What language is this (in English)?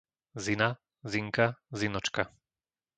Slovak